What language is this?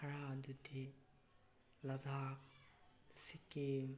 Manipuri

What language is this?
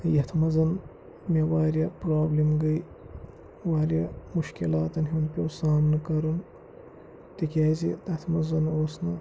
Kashmiri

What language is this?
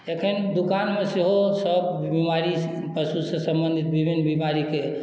Maithili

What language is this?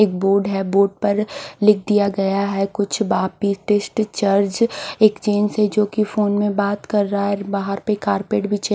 Hindi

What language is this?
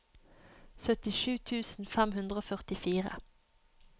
Norwegian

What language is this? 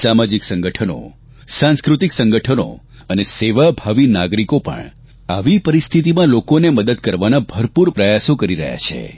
Gujarati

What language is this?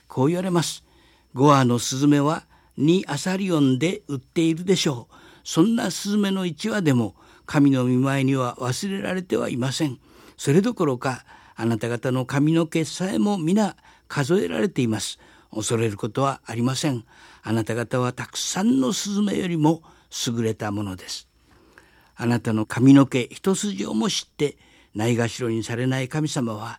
Japanese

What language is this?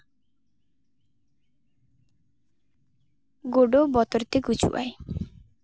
Santali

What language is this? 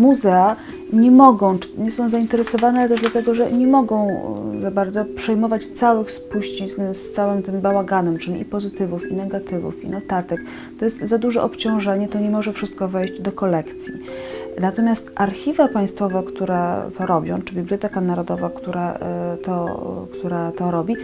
Polish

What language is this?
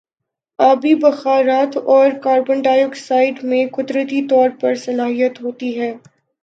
Urdu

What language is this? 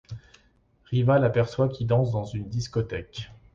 French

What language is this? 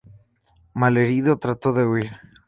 Spanish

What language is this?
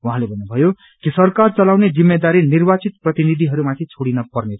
Nepali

